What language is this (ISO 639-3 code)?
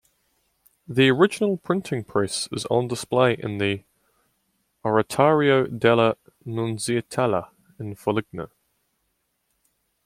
eng